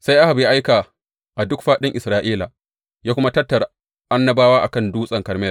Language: Hausa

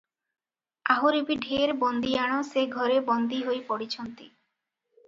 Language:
Odia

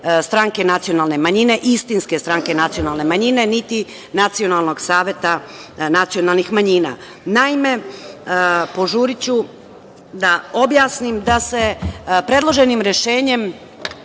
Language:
Serbian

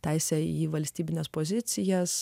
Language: Lithuanian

